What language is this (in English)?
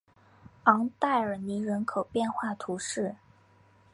Chinese